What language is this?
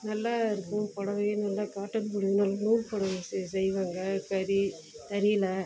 Tamil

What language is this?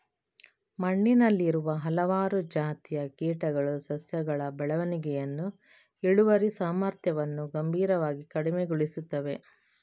Kannada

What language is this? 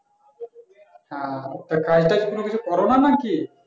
Bangla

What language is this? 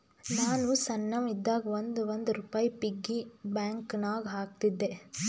Kannada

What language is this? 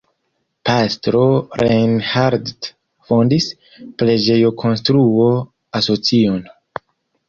Esperanto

